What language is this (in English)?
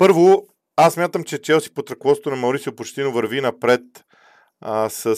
Bulgarian